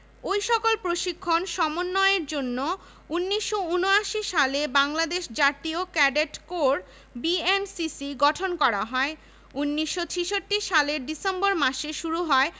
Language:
Bangla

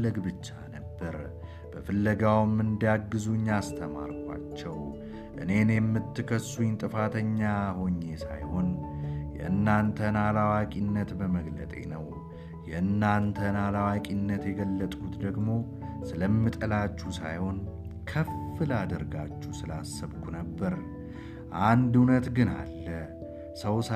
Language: Amharic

